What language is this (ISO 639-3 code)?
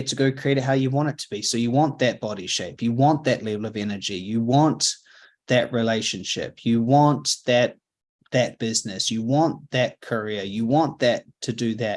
eng